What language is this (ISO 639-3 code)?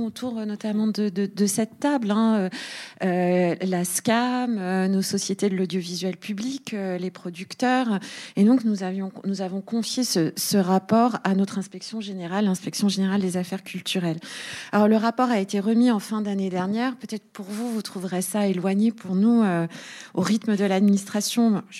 fra